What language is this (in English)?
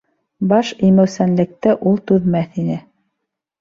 Bashkir